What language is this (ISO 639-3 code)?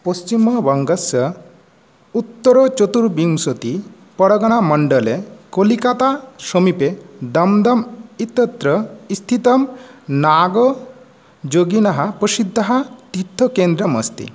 san